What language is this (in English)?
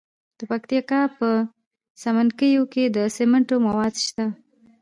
Pashto